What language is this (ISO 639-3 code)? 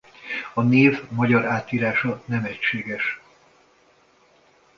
hun